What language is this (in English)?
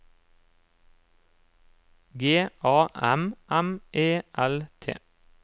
Norwegian